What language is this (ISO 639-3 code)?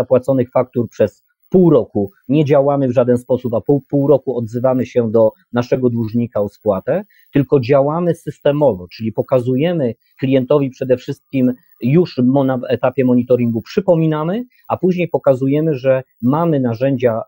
pol